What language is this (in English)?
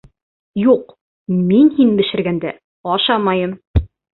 Bashkir